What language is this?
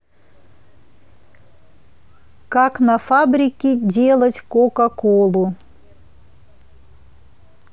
Russian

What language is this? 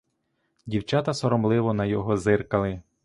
Ukrainian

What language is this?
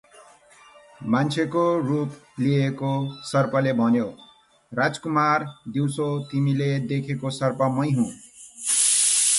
Nepali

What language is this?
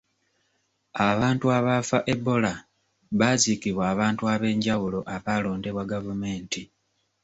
Ganda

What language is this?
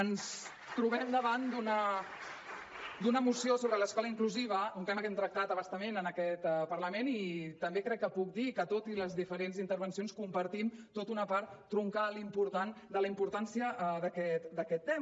Catalan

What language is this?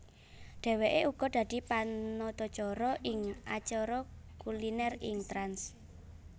Javanese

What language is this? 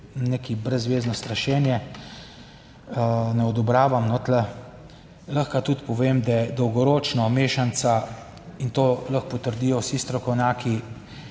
Slovenian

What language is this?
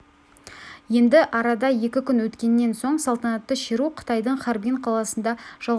Kazakh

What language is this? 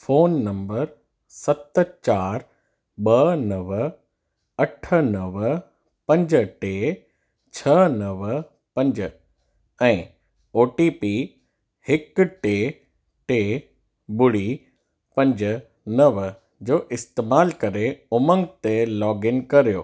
Sindhi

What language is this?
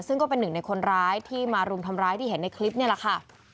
Thai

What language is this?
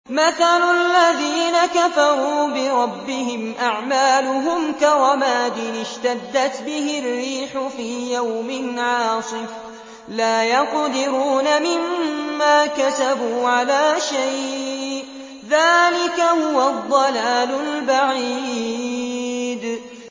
Arabic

